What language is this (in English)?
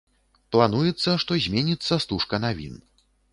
Belarusian